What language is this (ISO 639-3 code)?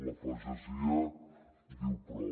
cat